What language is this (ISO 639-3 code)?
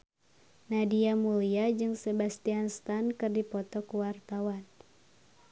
sun